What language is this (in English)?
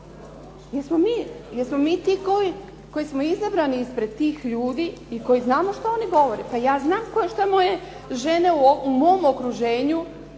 Croatian